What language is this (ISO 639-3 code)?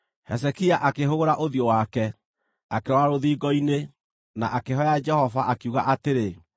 kik